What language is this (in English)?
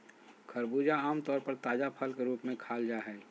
Magahi